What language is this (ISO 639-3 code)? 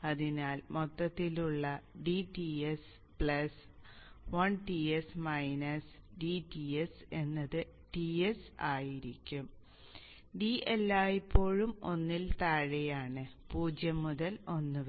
mal